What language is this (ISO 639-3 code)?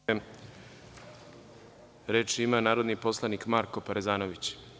srp